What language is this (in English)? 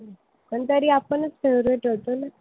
Marathi